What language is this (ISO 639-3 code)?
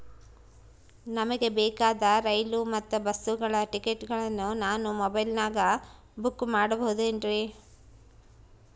kan